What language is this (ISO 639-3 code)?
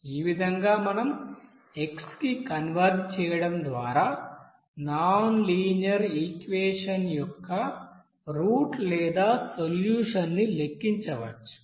tel